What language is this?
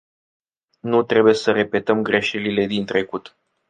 Romanian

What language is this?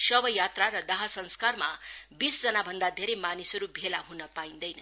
Nepali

